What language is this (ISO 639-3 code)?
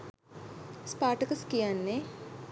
sin